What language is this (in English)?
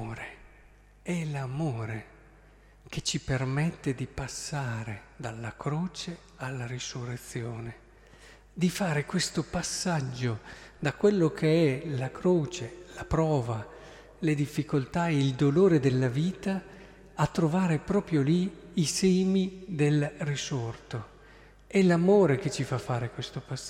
Italian